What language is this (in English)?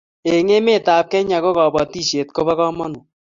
Kalenjin